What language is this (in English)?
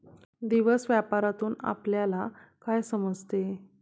Marathi